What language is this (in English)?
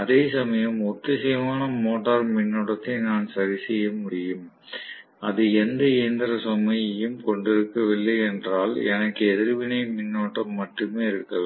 Tamil